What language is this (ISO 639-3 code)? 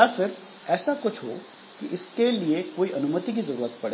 hin